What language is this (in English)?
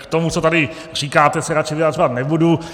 Czech